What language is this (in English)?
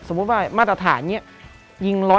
Thai